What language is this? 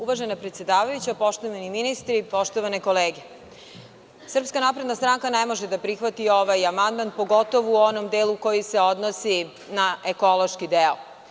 Serbian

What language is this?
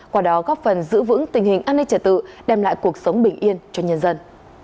Vietnamese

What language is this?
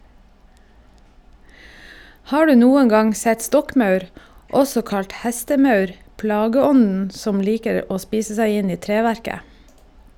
Norwegian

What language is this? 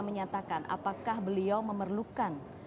Indonesian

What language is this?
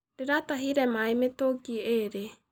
Kikuyu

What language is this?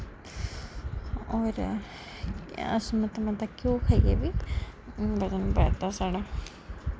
Dogri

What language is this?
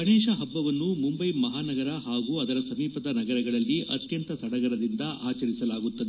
Kannada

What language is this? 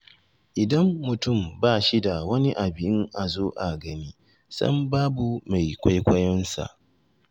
Hausa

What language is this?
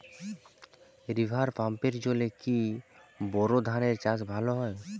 Bangla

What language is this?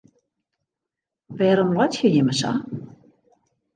Western Frisian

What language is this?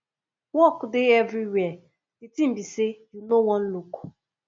Nigerian Pidgin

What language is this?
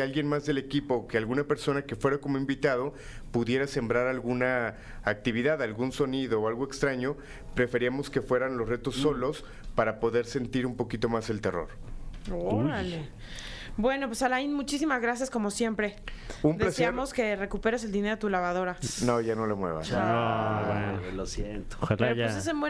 Spanish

